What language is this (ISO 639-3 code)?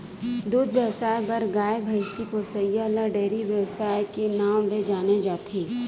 hne